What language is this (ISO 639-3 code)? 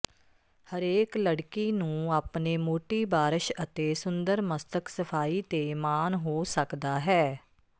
pan